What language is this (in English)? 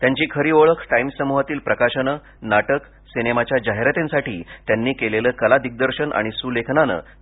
Marathi